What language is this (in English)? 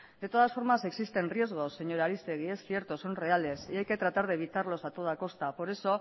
Spanish